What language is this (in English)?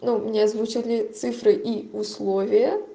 Russian